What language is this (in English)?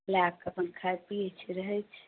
Maithili